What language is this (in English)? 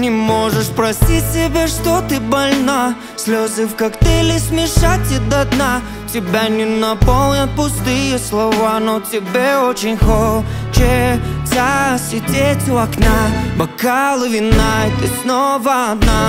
Russian